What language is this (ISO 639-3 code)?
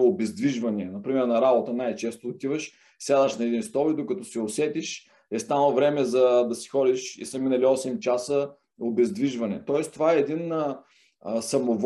bul